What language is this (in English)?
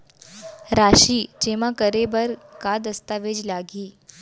Chhattisgarhi